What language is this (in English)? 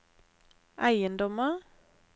Norwegian